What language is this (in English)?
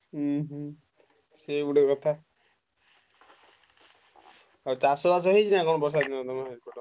Odia